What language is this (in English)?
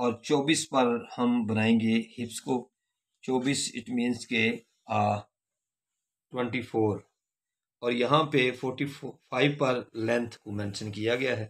Hindi